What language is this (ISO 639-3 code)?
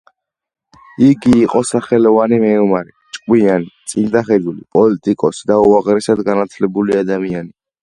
kat